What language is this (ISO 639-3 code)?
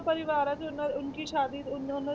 pan